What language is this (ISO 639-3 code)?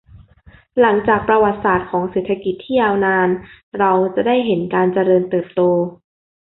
tha